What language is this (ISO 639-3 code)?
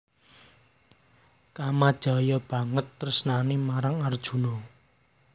jav